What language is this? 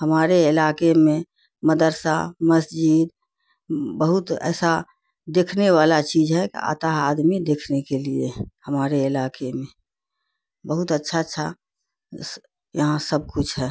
Urdu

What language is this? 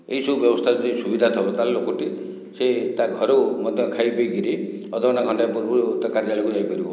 Odia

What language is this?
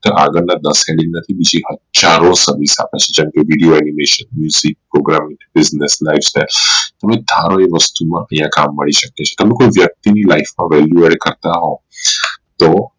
Gujarati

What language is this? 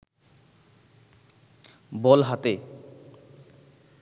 Bangla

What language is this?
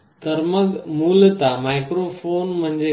Marathi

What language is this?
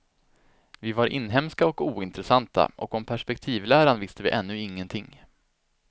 Swedish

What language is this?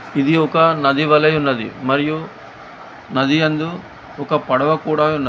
Telugu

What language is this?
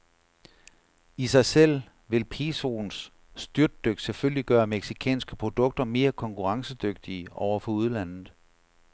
Danish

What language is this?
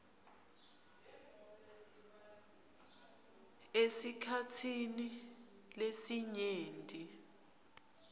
Swati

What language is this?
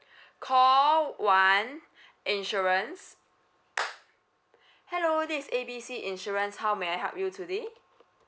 English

